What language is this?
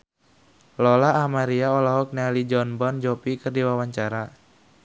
Sundanese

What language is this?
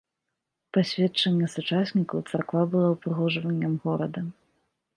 Belarusian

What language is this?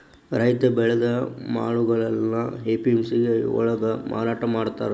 Kannada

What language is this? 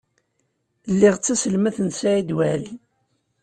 Kabyle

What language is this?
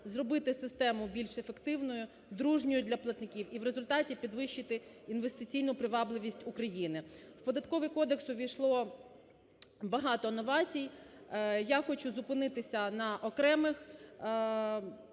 Ukrainian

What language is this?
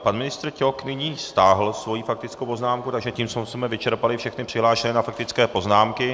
Czech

